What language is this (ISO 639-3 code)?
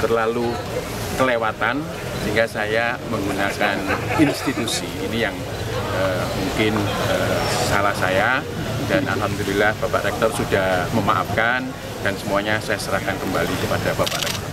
ind